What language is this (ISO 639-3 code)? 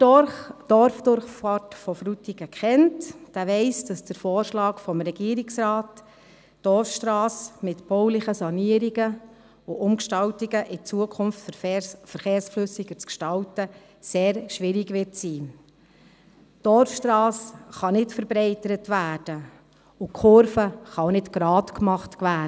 gsw